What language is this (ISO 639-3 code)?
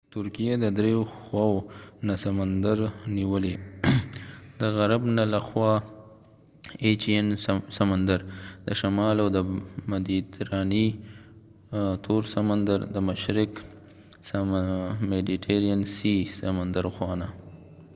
pus